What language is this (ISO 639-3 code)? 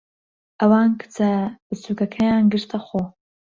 ckb